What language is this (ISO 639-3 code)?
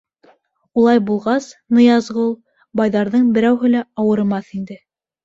bak